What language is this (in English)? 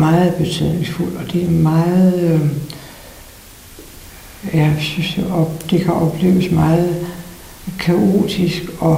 Danish